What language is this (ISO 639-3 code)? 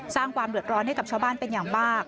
tha